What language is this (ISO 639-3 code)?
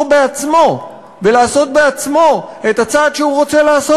heb